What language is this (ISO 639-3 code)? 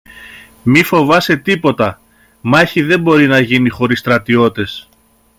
ell